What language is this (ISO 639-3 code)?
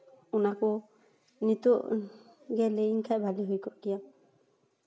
sat